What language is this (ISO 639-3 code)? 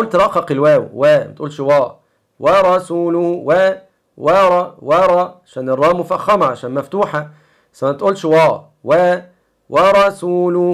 ara